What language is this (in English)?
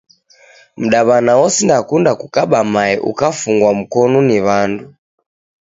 Taita